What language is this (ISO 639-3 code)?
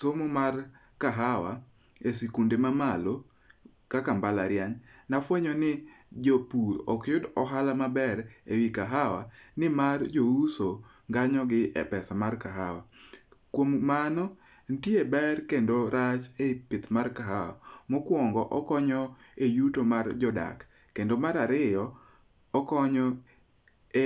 luo